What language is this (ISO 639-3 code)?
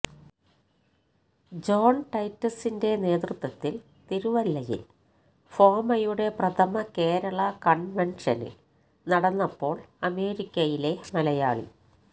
mal